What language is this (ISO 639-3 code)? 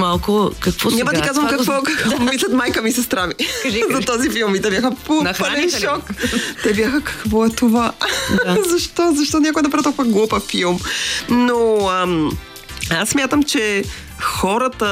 bul